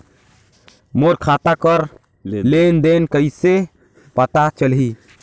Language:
Chhattisgarhi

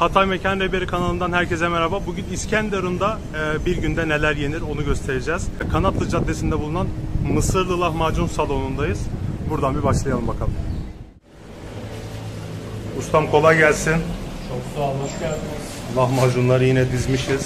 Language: Turkish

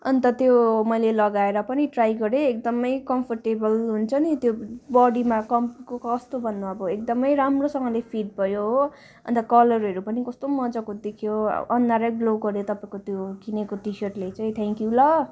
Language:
Nepali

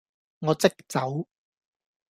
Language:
Cantonese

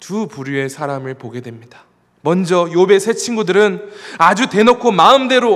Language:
Korean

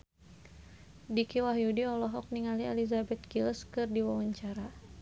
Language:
Sundanese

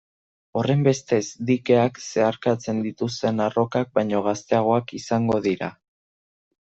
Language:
Basque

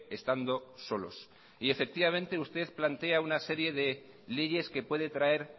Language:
Spanish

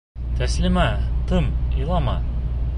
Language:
Bashkir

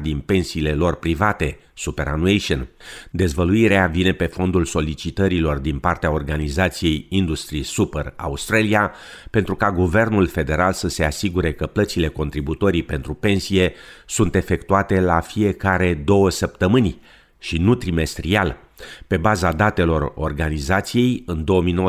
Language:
Romanian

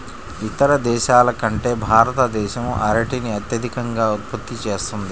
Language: Telugu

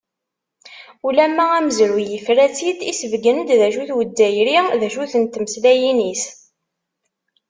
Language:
Kabyle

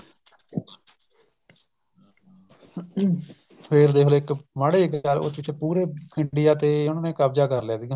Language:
Punjabi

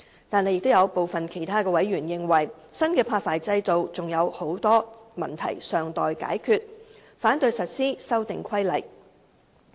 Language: Cantonese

